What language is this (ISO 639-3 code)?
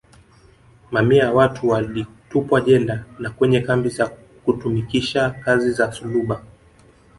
swa